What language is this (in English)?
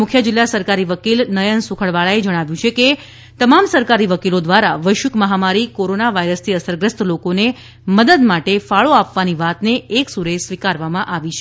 Gujarati